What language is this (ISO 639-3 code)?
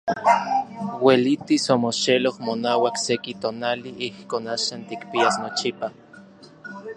nlv